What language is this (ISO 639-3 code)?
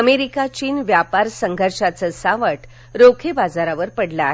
mar